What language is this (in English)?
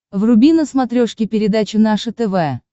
Russian